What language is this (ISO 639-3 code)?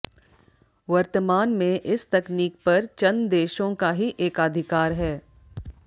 hin